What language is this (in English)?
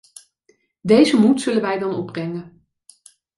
Dutch